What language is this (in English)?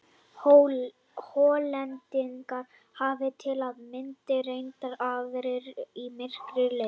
Icelandic